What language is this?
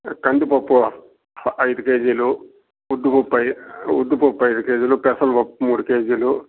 Telugu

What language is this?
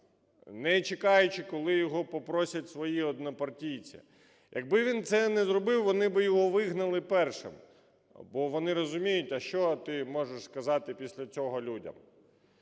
Ukrainian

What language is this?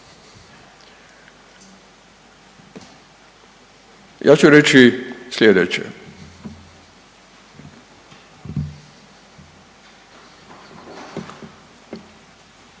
Croatian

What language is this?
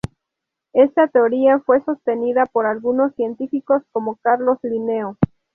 Spanish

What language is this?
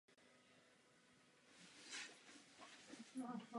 Czech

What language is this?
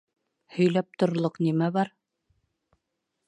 Bashkir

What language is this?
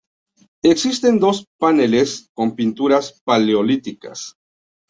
Spanish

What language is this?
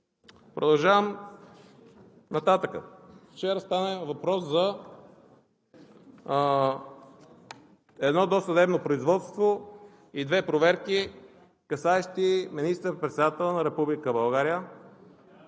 Bulgarian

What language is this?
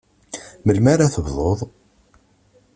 Kabyle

